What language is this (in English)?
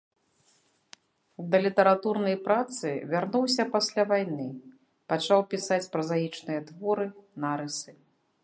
Belarusian